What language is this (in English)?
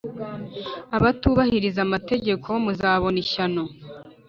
Kinyarwanda